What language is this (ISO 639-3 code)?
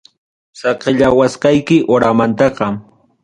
quy